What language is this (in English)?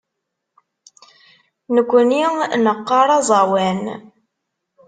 Kabyle